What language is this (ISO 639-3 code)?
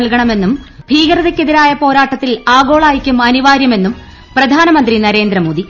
mal